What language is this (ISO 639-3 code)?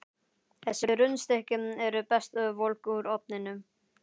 isl